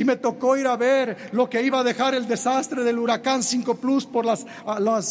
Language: Spanish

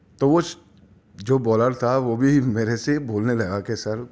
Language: Urdu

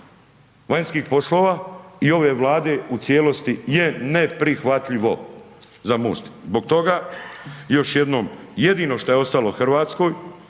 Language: Croatian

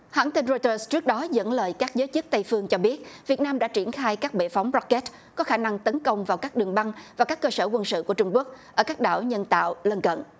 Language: Vietnamese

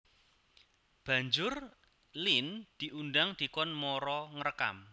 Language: Javanese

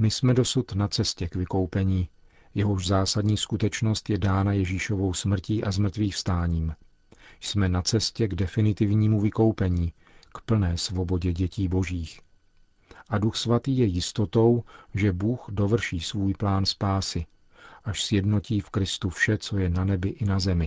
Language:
Czech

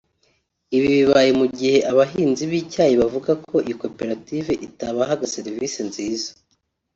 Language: Kinyarwanda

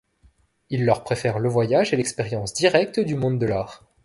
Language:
French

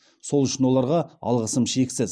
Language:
Kazakh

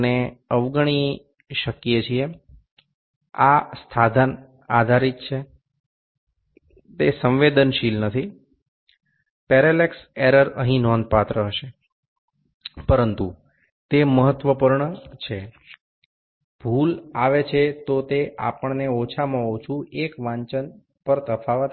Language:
Bangla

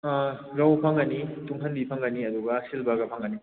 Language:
Manipuri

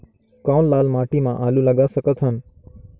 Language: Chhattisgarhi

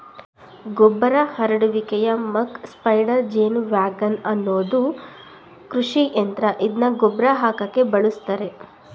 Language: Kannada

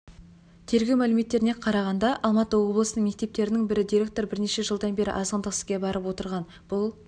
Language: Kazakh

